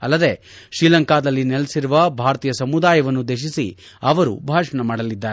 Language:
Kannada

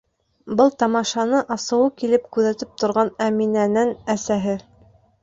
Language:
Bashkir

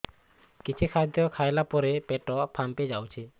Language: Odia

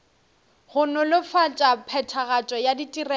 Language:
Northern Sotho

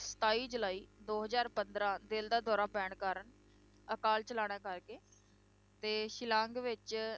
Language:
Punjabi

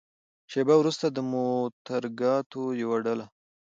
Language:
Pashto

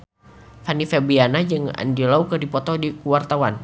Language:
Sundanese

